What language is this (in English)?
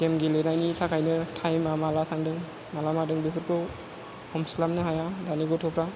Bodo